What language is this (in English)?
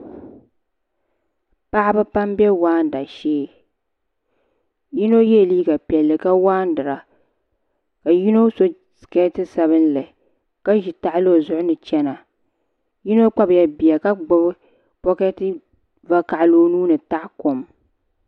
Dagbani